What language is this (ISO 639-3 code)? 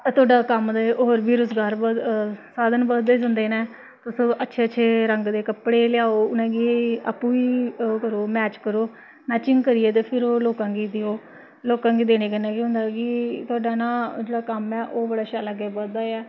doi